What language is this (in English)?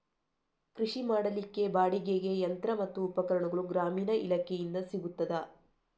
Kannada